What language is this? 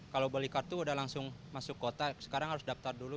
Indonesian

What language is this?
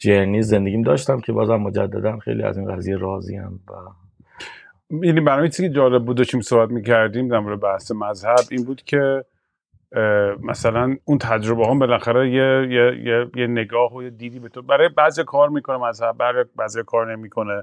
Persian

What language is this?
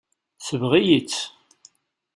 Kabyle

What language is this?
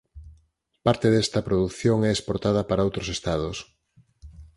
Galician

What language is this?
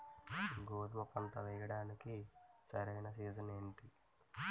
Telugu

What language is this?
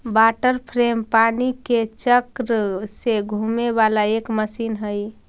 Magahi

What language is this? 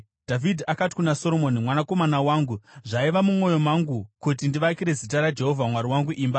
Shona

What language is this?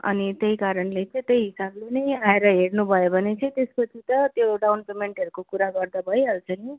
Nepali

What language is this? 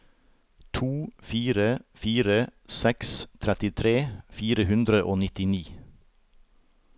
Norwegian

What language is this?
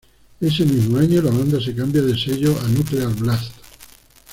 Spanish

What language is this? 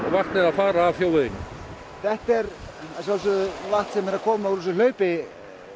Icelandic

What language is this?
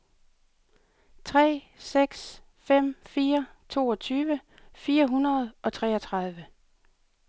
Danish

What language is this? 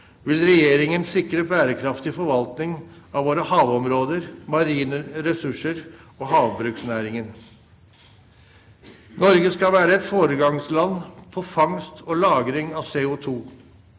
Norwegian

